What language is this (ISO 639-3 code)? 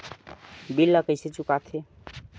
hne